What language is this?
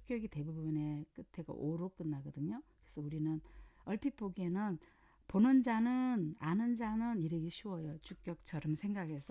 Korean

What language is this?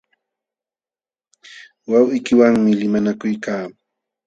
Jauja Wanca Quechua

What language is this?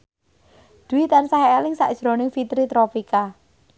Javanese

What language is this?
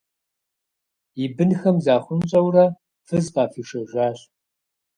Kabardian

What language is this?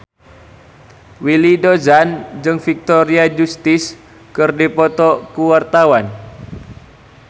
Sundanese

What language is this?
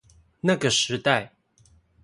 Chinese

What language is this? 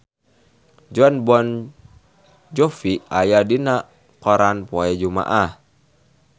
Sundanese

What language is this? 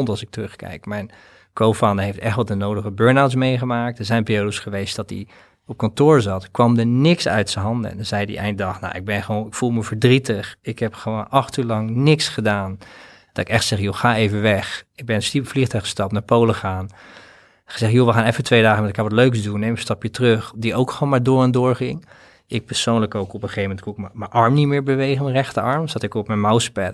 Dutch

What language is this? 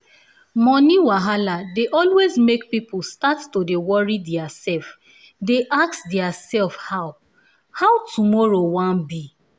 Nigerian Pidgin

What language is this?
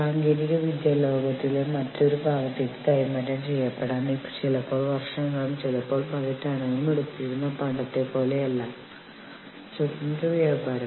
Malayalam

